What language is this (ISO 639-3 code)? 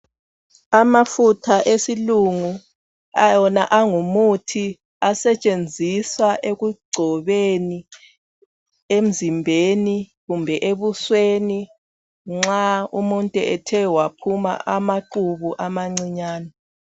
nde